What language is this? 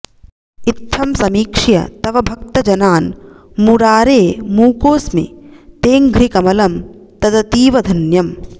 Sanskrit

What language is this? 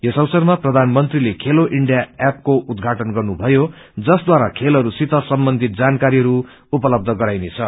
Nepali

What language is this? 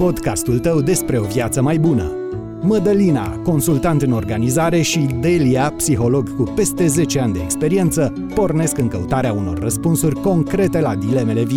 Romanian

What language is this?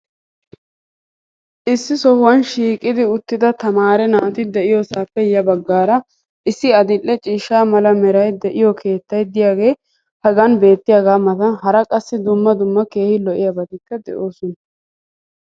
Wolaytta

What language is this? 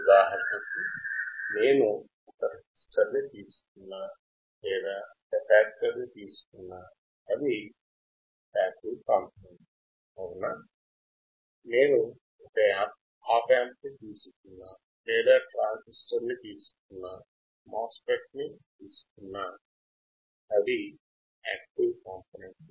Telugu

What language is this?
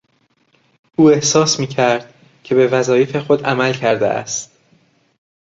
Persian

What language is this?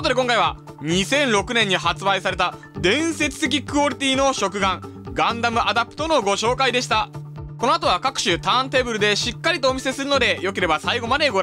Japanese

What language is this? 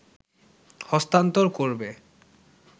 Bangla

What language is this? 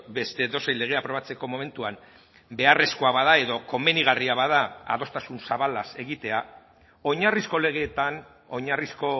Basque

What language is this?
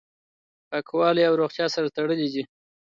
Pashto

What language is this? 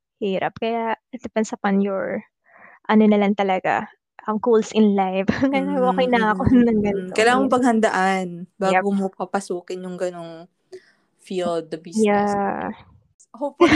Filipino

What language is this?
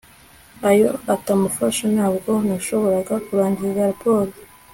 Kinyarwanda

